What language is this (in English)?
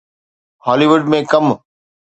Sindhi